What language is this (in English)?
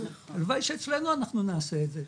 Hebrew